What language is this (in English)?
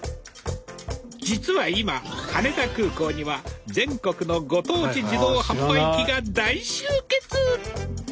Japanese